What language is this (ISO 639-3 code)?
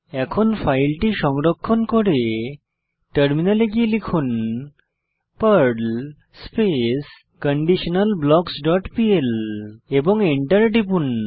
ben